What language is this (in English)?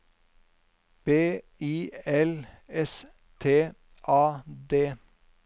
Norwegian